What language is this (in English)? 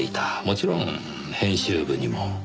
Japanese